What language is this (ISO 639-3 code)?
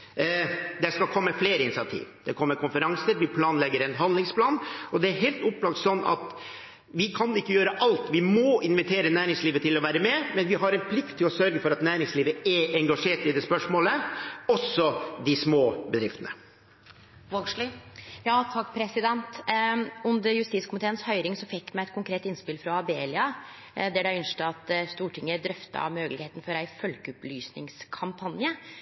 nor